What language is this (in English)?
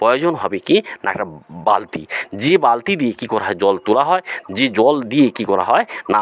Bangla